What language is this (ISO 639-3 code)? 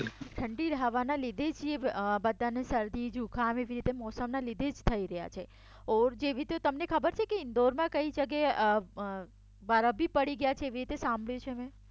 guj